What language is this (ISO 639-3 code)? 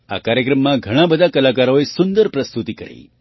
guj